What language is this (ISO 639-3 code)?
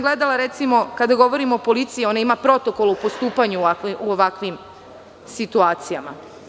srp